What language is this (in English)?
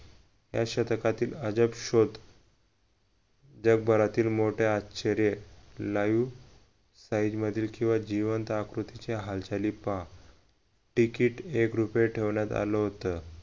Marathi